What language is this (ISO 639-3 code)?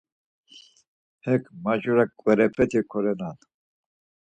lzz